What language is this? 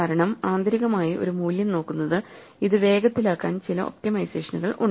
Malayalam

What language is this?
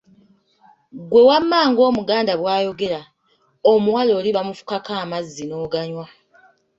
Ganda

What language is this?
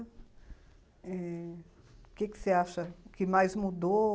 Portuguese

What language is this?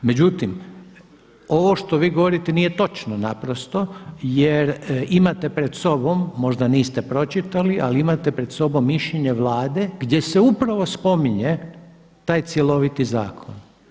Croatian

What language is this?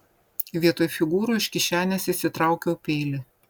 Lithuanian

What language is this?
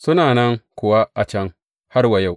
Hausa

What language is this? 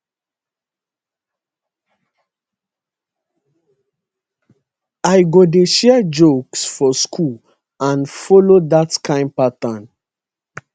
Nigerian Pidgin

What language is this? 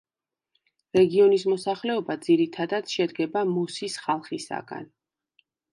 Georgian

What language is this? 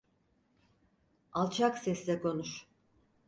Turkish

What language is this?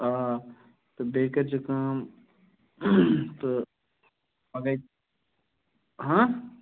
Kashmiri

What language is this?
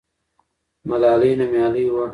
Pashto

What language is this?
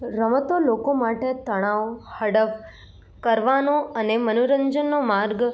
Gujarati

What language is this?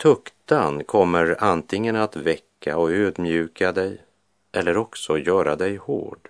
Swedish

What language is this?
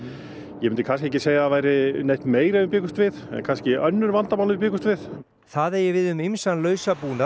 Icelandic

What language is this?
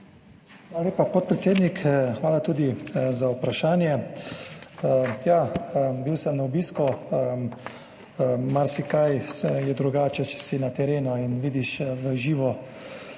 Slovenian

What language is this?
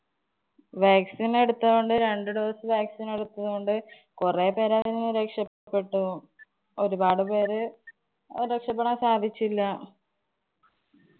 Malayalam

